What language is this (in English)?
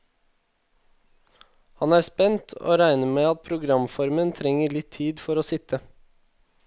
Norwegian